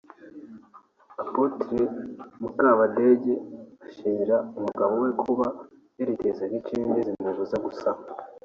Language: Kinyarwanda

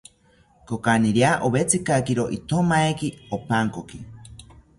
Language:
South Ucayali Ashéninka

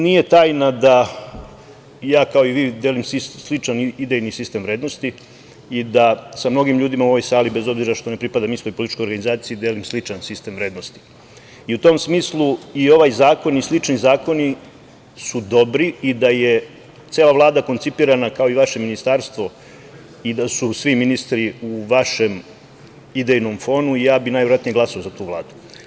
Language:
Serbian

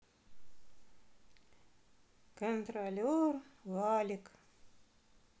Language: Russian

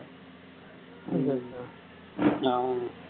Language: Tamil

